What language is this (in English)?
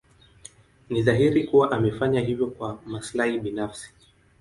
Swahili